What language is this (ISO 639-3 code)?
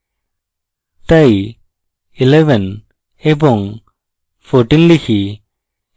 ben